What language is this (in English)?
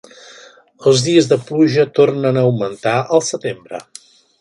Catalan